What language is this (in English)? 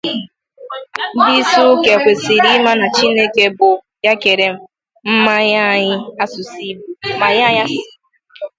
Igbo